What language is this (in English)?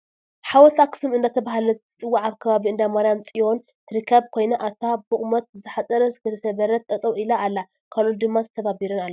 Tigrinya